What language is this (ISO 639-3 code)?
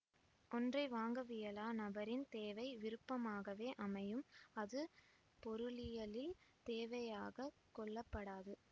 tam